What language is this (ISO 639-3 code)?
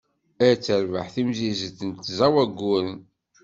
kab